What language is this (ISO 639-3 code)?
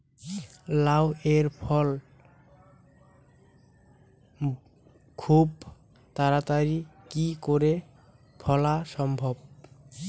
ben